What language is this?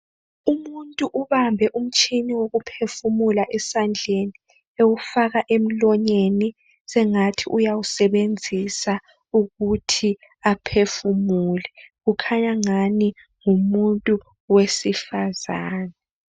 North Ndebele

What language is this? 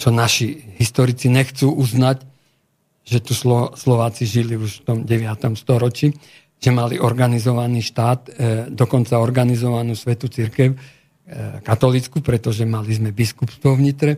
Slovak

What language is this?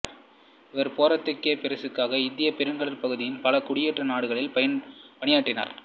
Tamil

